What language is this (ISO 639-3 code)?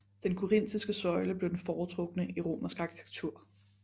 dan